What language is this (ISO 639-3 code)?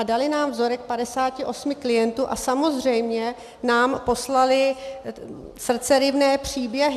ces